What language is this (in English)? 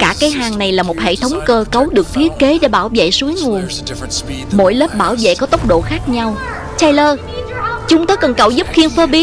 Vietnamese